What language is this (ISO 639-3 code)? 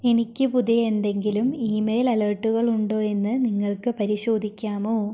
mal